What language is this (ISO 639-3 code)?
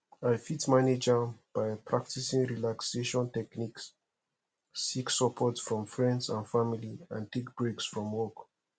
pcm